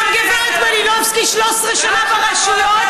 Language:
Hebrew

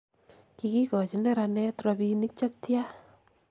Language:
Kalenjin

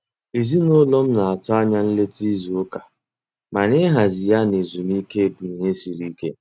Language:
Igbo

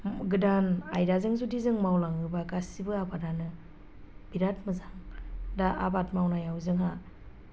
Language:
Bodo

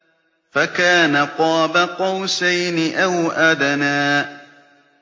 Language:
Arabic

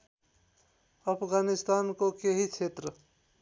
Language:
Nepali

